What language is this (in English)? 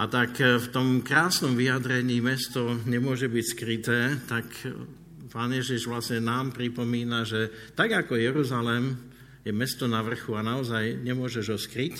Slovak